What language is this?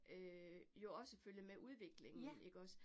Danish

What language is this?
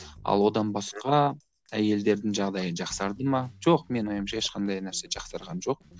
Kazakh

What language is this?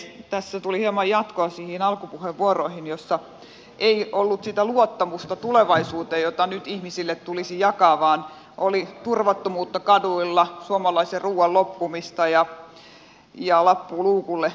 Finnish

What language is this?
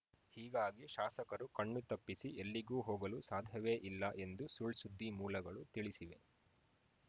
Kannada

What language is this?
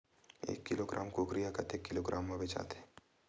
Chhattisgarhi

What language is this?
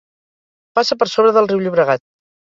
Catalan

